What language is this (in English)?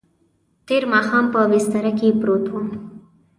Pashto